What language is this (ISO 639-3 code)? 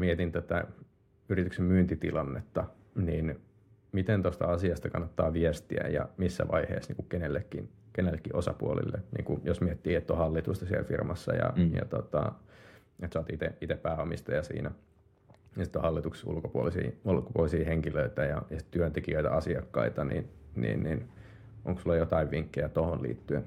fin